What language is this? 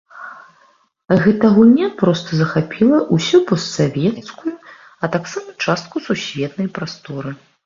Belarusian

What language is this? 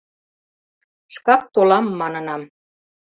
Mari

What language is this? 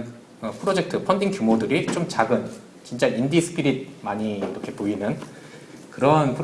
Korean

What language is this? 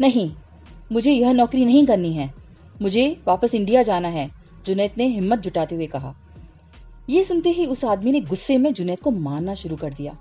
Hindi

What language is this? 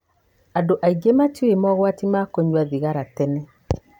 Kikuyu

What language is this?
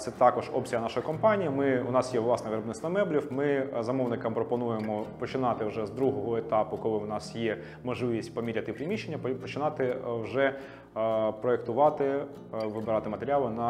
Ukrainian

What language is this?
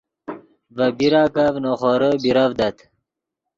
Yidgha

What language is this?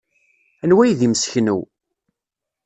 Kabyle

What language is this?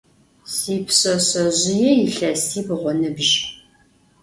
Adyghe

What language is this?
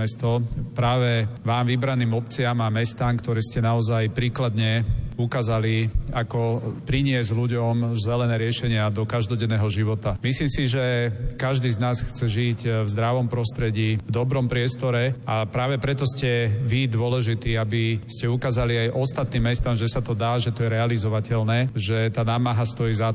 Slovak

